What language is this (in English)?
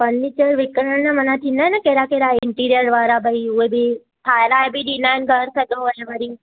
Sindhi